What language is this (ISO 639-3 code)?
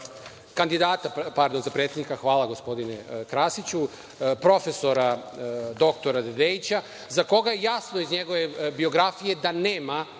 srp